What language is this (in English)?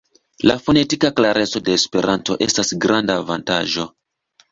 Esperanto